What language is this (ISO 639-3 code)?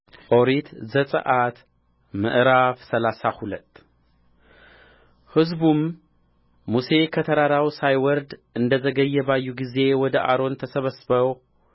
amh